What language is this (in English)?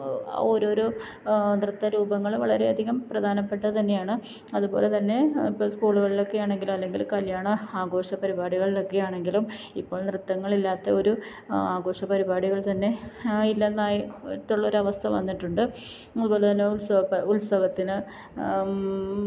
Malayalam